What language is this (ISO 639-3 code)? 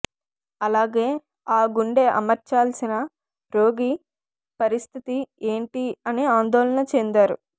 tel